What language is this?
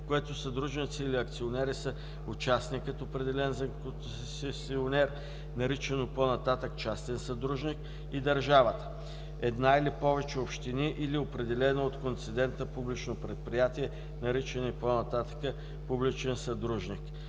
Bulgarian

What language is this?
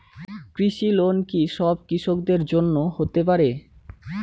Bangla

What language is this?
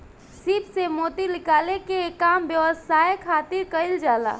Bhojpuri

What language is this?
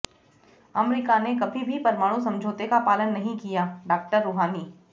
Hindi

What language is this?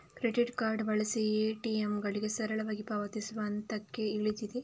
Kannada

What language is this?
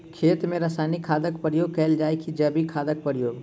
Maithili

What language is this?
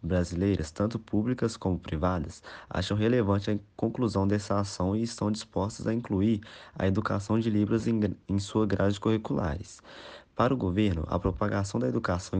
Portuguese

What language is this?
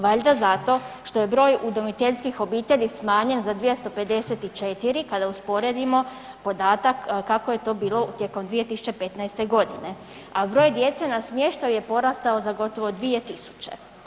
Croatian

